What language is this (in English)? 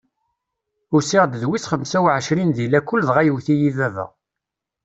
Kabyle